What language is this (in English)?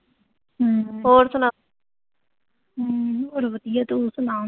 Punjabi